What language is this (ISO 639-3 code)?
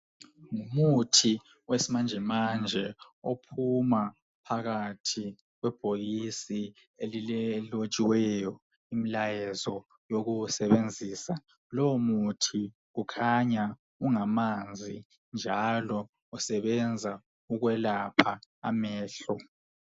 nde